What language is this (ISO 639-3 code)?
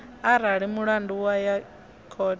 ven